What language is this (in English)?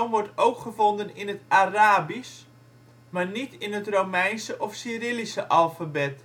Dutch